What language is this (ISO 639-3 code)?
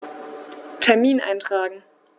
deu